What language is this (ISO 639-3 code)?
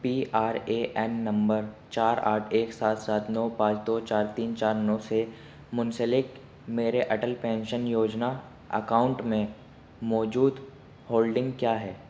urd